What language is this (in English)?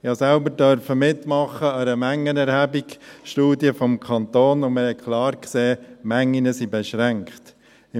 Swiss German